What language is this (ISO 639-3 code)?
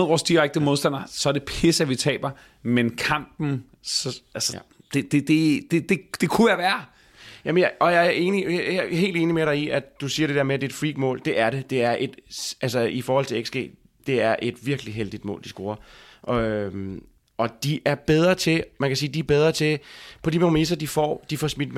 dan